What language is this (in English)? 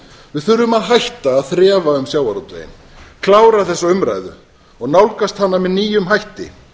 Icelandic